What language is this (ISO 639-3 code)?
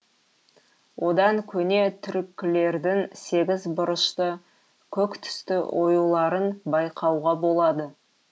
kaz